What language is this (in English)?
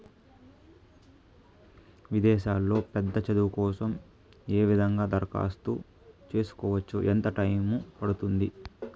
Telugu